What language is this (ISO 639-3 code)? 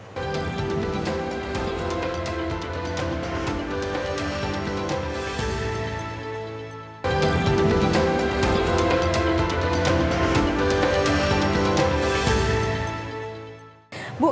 ind